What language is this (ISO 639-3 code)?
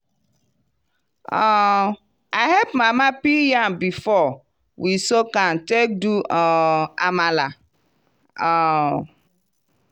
pcm